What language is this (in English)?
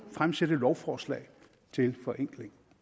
Danish